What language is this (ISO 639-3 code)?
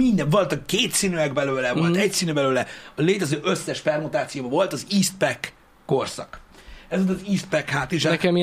hun